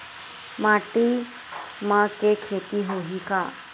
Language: Chhattisgarhi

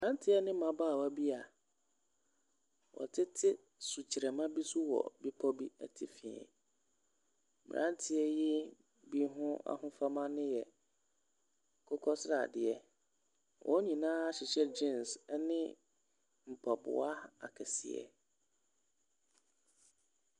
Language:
Akan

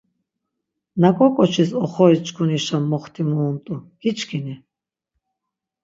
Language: Laz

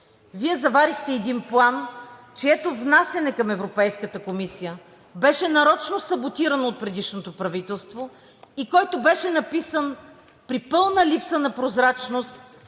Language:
Bulgarian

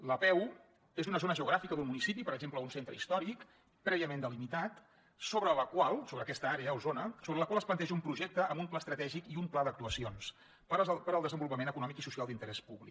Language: Catalan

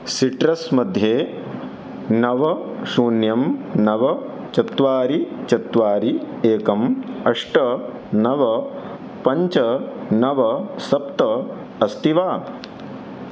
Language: Sanskrit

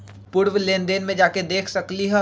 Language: Magahi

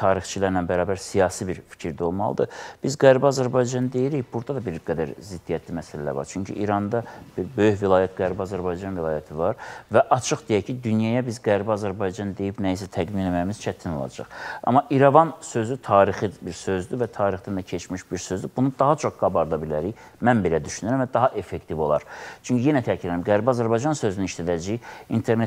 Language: Turkish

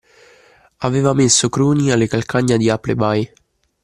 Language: Italian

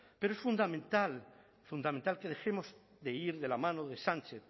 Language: Spanish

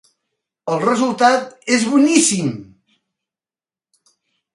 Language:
Catalan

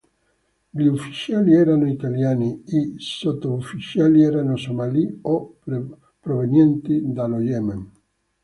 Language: Italian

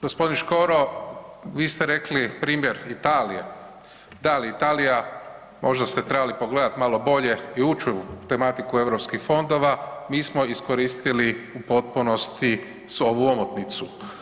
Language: Croatian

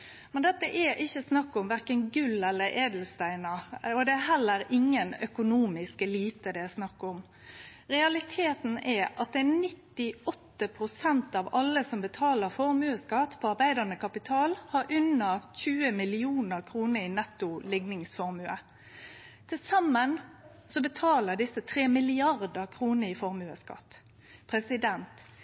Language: Norwegian Nynorsk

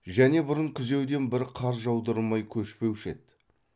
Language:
Kazakh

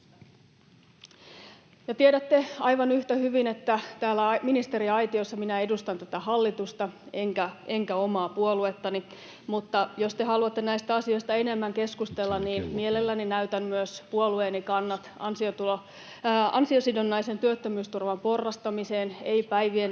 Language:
Finnish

